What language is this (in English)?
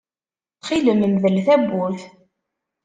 Kabyle